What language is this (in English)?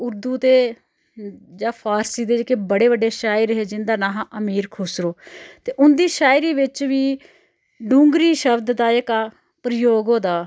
Dogri